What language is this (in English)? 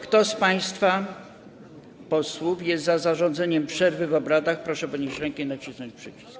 Polish